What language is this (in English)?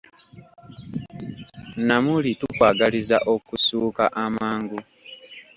Ganda